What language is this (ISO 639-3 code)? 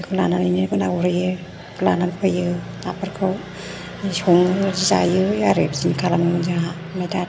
brx